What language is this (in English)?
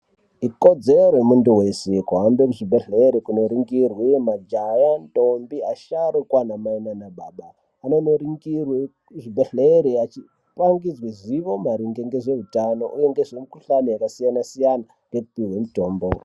Ndau